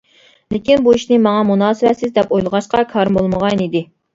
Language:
Uyghur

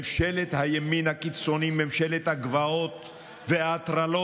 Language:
Hebrew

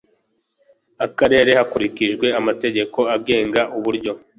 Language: Kinyarwanda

